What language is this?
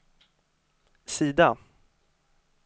Swedish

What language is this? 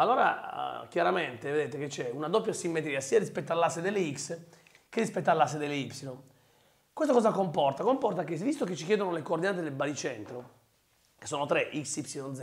Italian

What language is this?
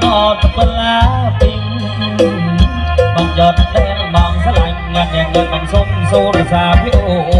Thai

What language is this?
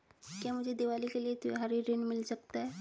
Hindi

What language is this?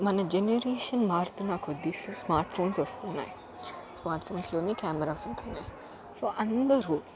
Telugu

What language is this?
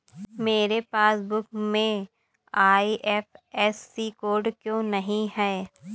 Hindi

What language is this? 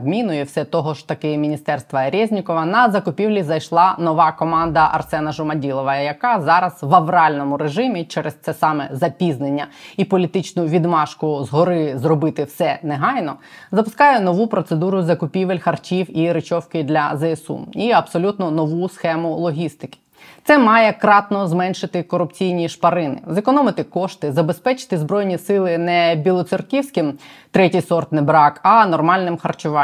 Ukrainian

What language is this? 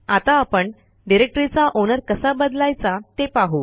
Marathi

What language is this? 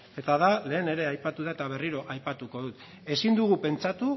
Basque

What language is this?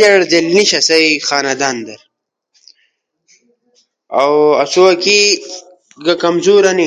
Ushojo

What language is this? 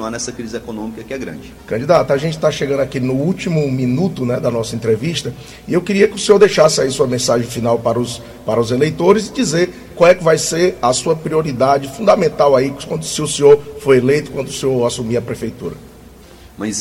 Portuguese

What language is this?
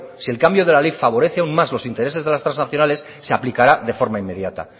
Spanish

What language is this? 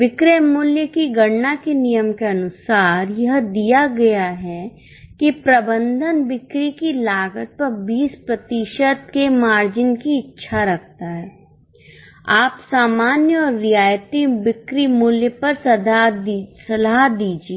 Hindi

